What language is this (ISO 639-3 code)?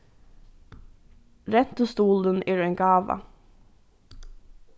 fao